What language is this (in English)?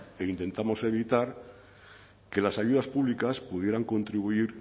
Spanish